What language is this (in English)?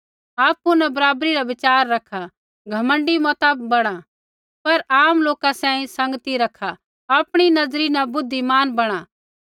Kullu Pahari